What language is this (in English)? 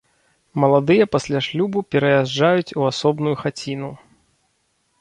Belarusian